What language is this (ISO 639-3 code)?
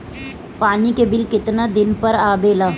bho